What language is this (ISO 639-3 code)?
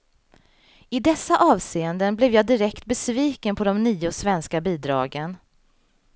swe